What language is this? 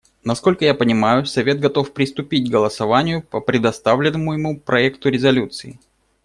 Russian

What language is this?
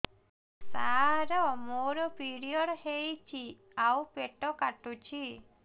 Odia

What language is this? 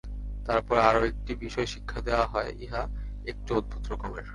Bangla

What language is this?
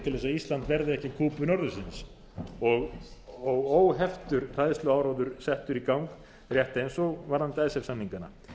Icelandic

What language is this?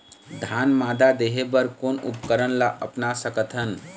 Chhattisgarhi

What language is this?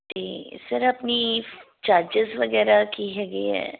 Punjabi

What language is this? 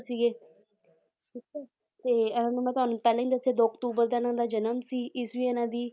Punjabi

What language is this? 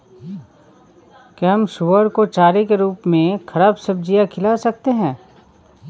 Hindi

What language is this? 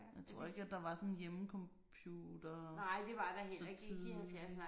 Danish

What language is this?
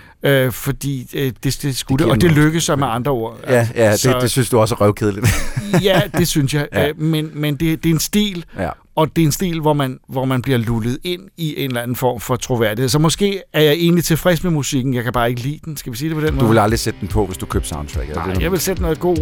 Danish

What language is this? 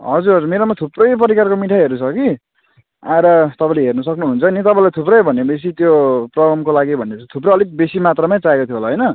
Nepali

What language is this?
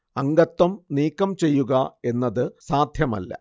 Malayalam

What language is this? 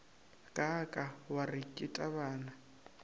Northern Sotho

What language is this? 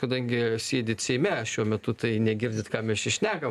Lithuanian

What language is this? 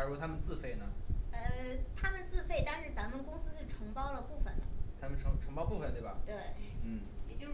Chinese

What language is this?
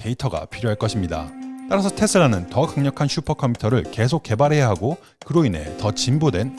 Korean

